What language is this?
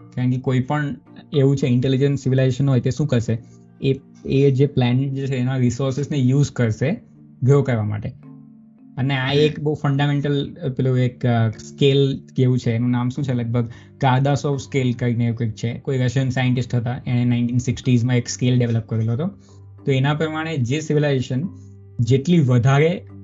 Gujarati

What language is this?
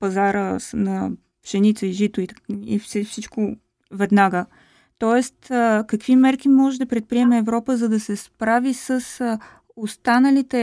Bulgarian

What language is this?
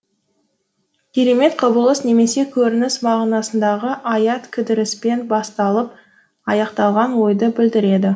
Kazakh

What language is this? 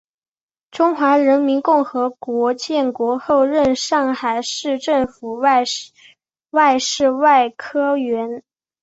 Chinese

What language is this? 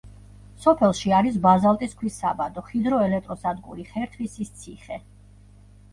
Georgian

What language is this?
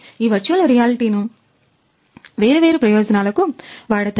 Telugu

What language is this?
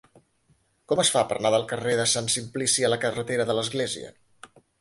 Catalan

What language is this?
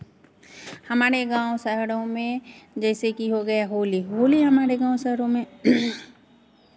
Hindi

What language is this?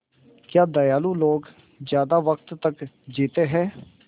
Hindi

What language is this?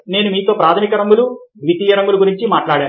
Telugu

